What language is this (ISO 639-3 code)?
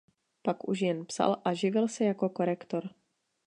ces